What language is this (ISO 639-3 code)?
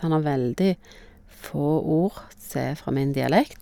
nor